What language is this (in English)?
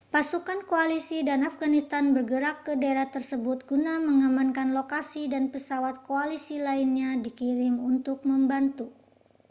Indonesian